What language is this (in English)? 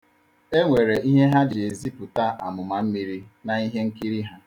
Igbo